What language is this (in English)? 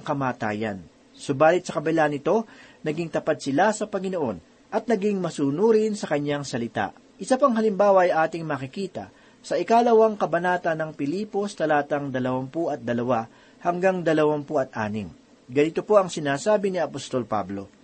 Filipino